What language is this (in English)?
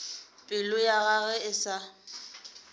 Northern Sotho